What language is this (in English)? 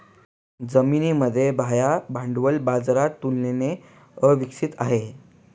Marathi